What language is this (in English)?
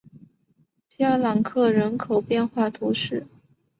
Chinese